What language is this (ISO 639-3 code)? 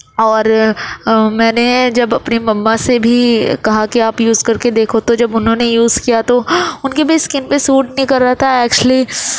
urd